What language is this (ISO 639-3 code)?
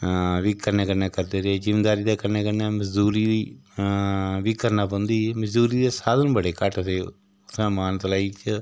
doi